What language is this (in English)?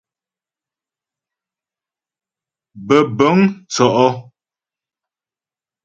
Ghomala